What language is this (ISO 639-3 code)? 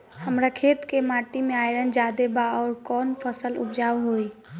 bho